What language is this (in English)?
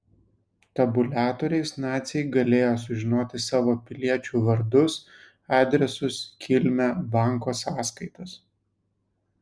Lithuanian